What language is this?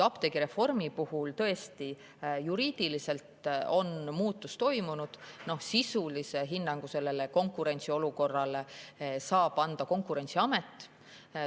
Estonian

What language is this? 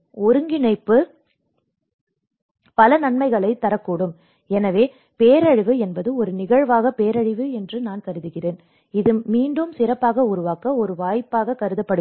Tamil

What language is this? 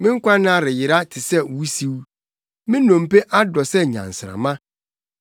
Akan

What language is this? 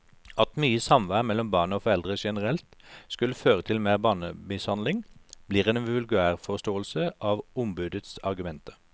Norwegian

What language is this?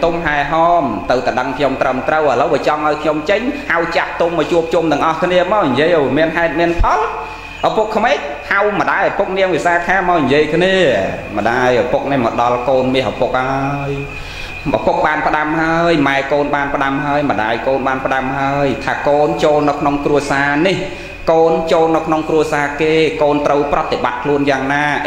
Vietnamese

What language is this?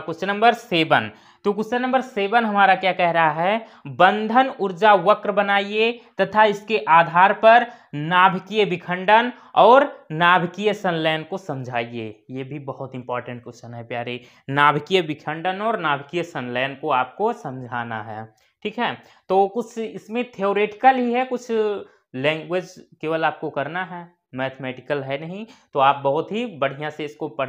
Hindi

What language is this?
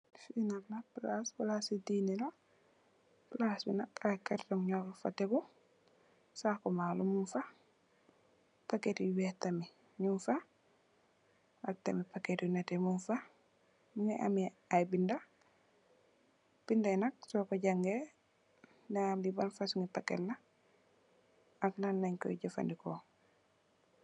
Wolof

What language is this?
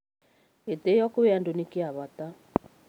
Kikuyu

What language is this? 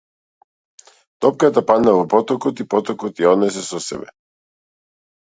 Macedonian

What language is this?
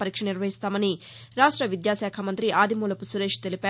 Telugu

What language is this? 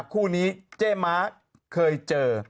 Thai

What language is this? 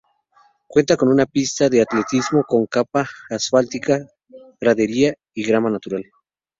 Spanish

